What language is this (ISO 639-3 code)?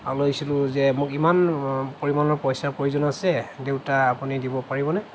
asm